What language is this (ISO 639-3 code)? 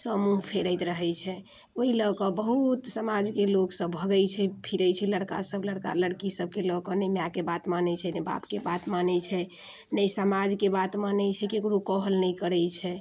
mai